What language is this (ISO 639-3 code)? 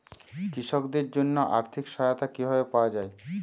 ben